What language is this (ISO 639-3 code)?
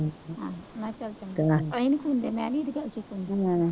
pan